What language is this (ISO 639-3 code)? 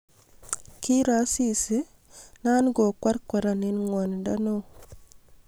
kln